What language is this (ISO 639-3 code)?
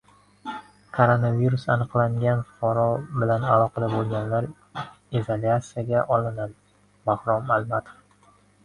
uzb